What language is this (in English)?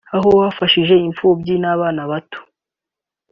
Kinyarwanda